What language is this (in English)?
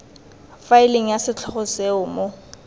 Tswana